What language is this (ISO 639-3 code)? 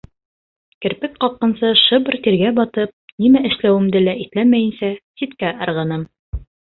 bak